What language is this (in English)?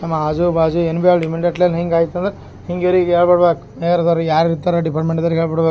Kannada